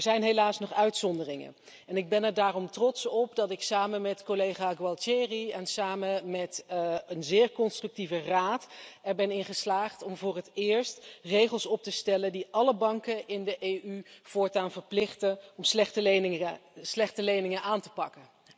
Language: Dutch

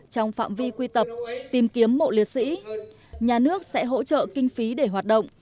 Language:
Vietnamese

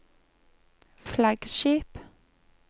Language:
Norwegian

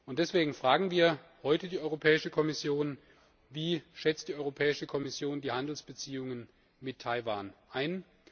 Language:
German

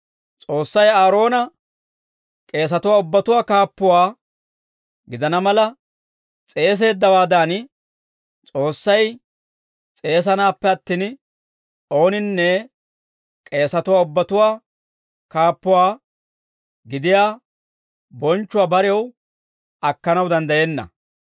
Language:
Dawro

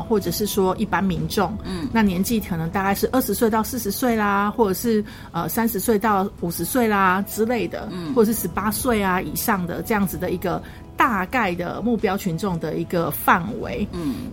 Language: Chinese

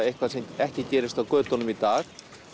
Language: Icelandic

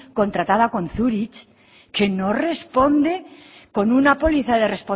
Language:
Spanish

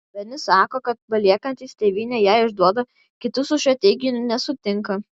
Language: Lithuanian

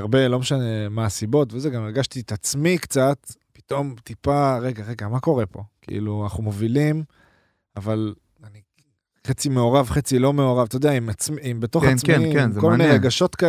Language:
Hebrew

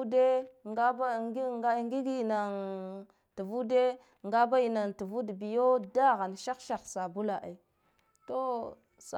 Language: Guduf-Gava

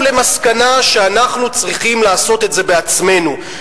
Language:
Hebrew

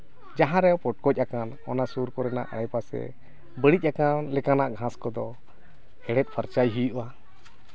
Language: Santali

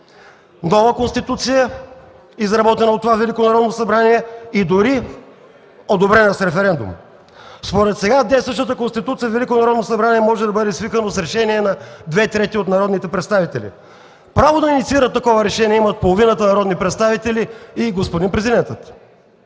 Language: Bulgarian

